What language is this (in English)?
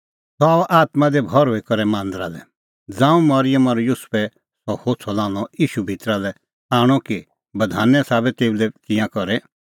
Kullu Pahari